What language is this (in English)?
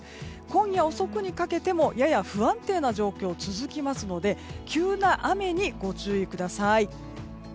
Japanese